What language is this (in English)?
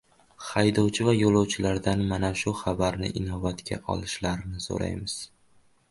Uzbek